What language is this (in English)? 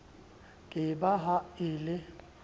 Southern Sotho